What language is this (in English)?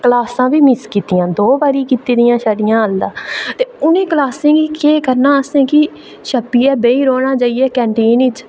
Dogri